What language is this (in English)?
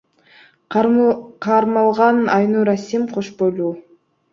Kyrgyz